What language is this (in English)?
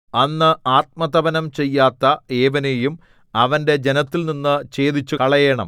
Malayalam